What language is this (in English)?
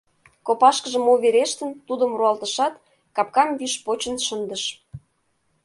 Mari